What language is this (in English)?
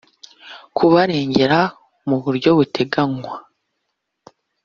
Kinyarwanda